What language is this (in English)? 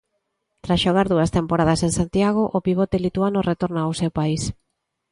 Galician